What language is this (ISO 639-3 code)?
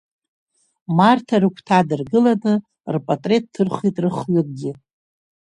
abk